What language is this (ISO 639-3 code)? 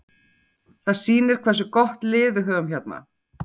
isl